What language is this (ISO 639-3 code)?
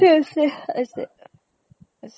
asm